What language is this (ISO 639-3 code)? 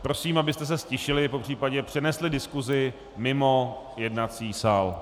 ces